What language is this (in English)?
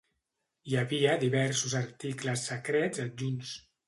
Catalan